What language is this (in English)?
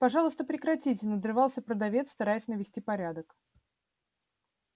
Russian